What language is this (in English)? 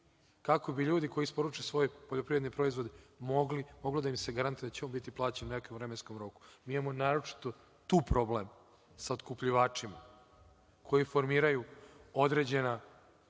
Serbian